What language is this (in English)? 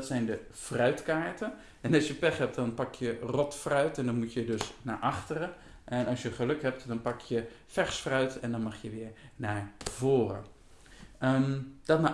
Dutch